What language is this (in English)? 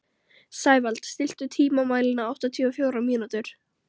Icelandic